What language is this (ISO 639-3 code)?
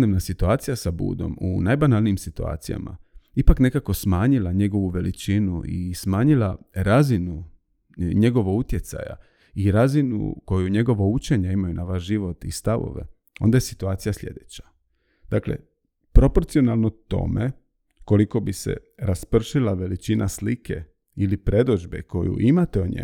hrv